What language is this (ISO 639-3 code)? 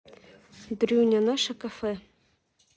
rus